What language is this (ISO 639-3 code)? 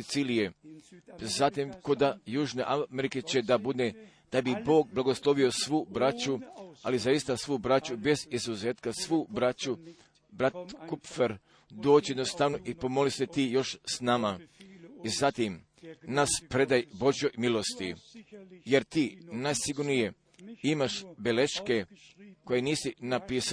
hrv